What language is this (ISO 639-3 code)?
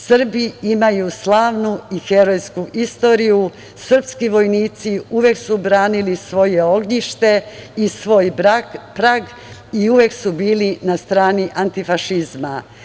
srp